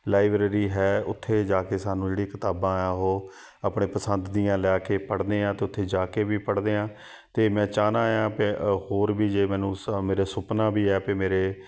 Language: Punjabi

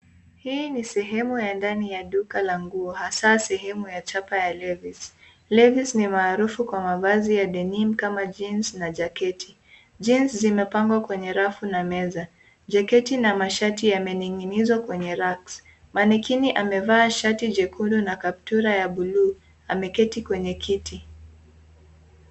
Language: Swahili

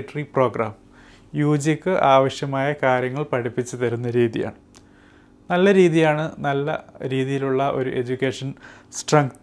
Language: Malayalam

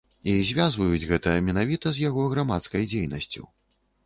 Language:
Belarusian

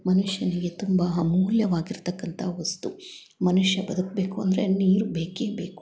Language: Kannada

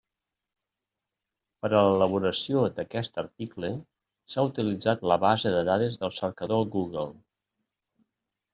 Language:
Catalan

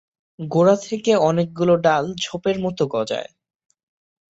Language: Bangla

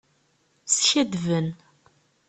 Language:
Kabyle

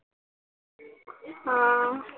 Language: Assamese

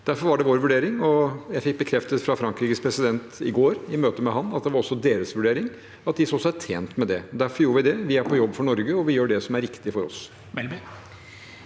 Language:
Norwegian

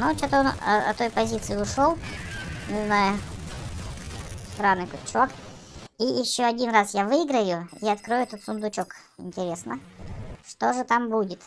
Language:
Russian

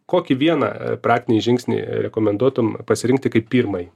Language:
Lithuanian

